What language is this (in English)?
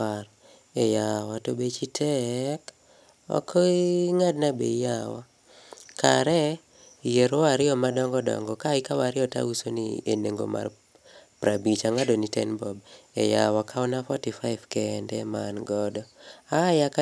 Luo (Kenya and Tanzania)